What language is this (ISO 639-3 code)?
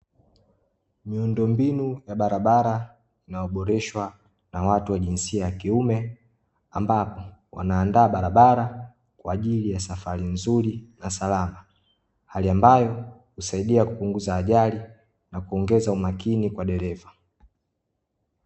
swa